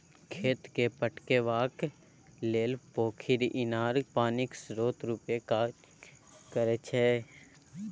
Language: Maithili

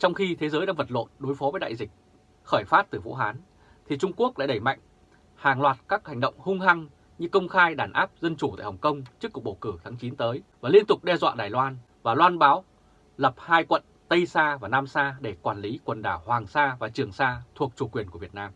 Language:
Vietnamese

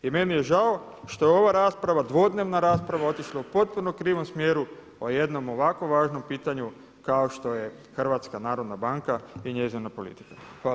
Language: Croatian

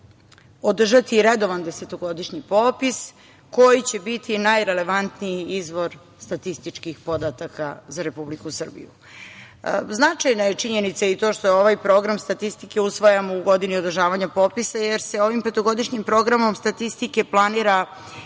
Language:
Serbian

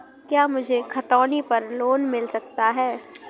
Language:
Hindi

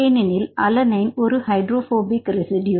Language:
Tamil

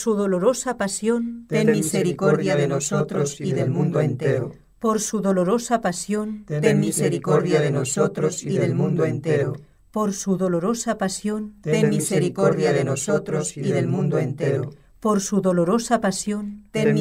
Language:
Spanish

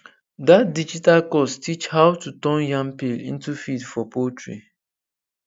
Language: Nigerian Pidgin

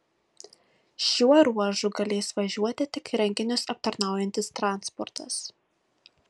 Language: Lithuanian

